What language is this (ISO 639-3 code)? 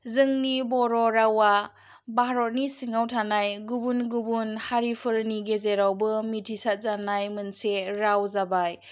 brx